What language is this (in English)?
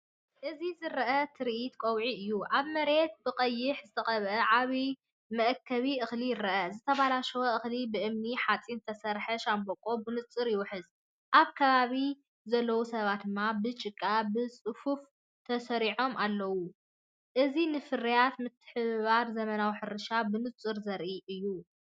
Tigrinya